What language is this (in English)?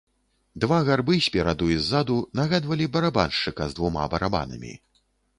Belarusian